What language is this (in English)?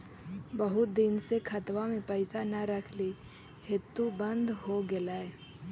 Magahi